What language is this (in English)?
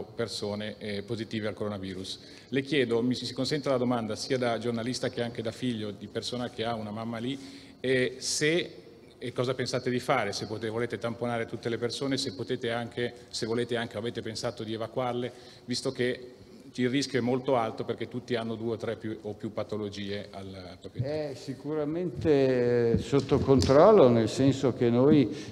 Italian